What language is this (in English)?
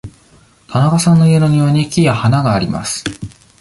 Japanese